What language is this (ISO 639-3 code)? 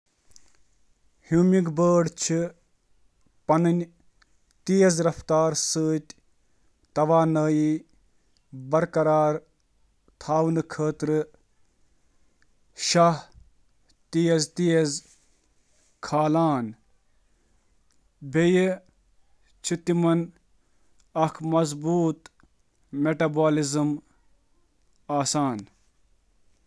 kas